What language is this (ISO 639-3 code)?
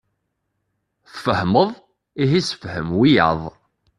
kab